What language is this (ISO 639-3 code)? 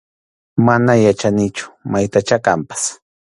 qxu